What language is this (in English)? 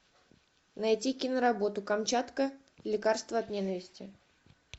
Russian